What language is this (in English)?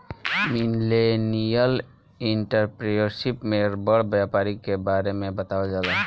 Bhojpuri